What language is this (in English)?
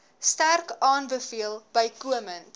Afrikaans